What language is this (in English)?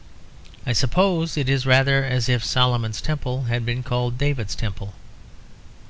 English